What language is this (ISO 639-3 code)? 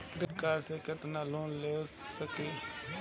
bho